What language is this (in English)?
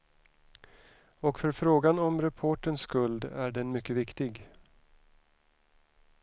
Swedish